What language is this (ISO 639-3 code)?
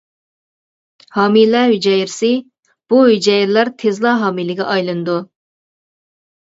uig